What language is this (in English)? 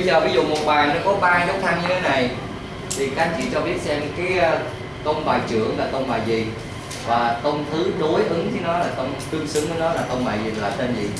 Vietnamese